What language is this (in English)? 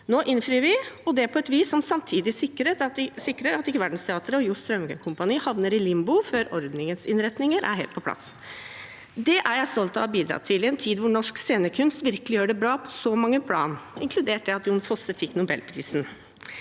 Norwegian